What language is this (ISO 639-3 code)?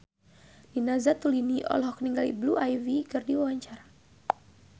sun